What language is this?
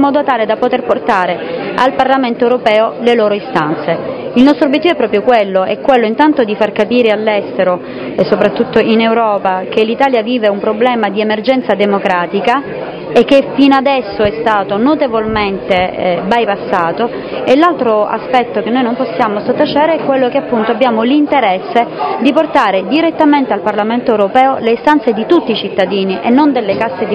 Italian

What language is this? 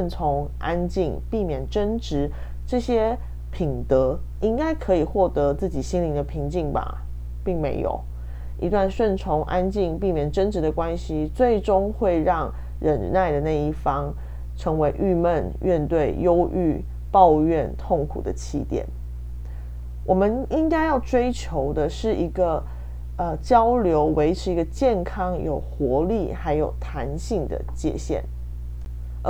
Chinese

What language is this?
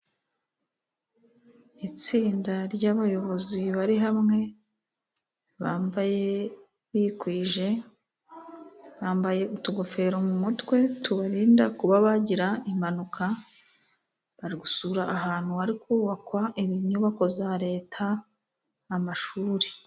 Kinyarwanda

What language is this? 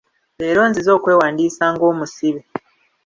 Ganda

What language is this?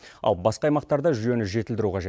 Kazakh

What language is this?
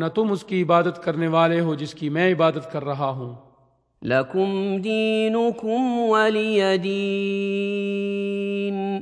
Urdu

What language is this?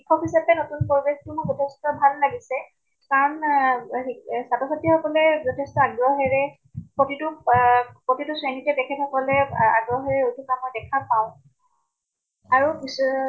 Assamese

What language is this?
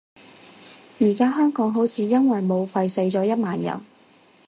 Cantonese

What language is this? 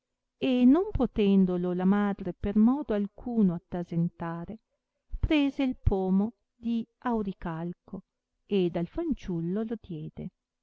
Italian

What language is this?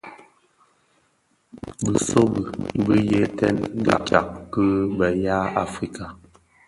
Bafia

